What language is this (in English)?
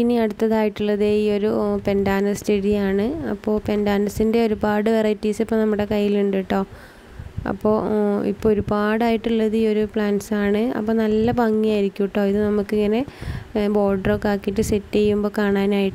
Thai